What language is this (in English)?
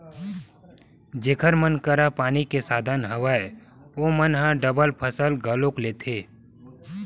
Chhattisgarhi